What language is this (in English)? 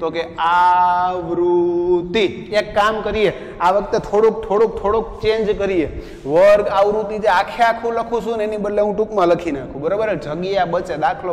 Hindi